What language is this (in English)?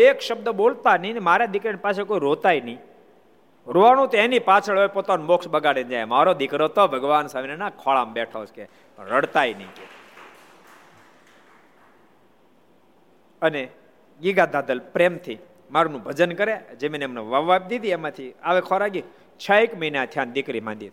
Gujarati